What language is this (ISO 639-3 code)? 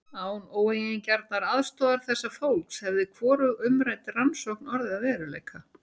isl